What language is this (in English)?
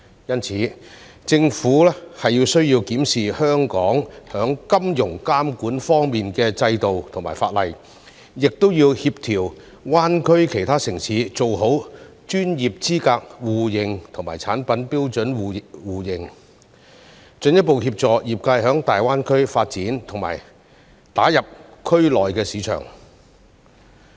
Cantonese